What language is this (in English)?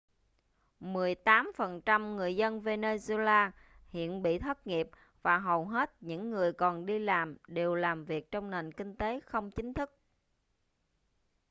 Vietnamese